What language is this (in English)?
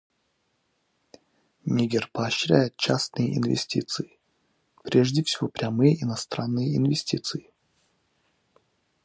Russian